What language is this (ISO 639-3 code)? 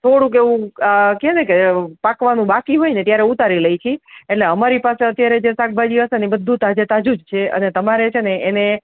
guj